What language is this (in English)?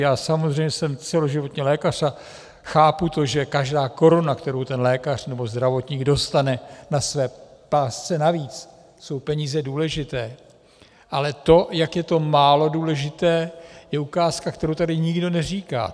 Czech